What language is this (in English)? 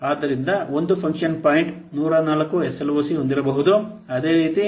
Kannada